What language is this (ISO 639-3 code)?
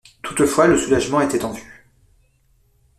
fra